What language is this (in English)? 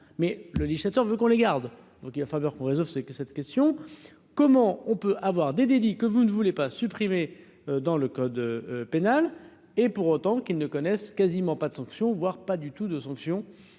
French